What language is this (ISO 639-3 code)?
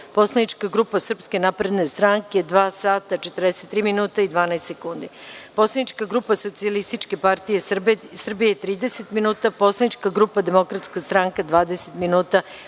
srp